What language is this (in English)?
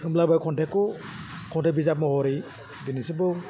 Bodo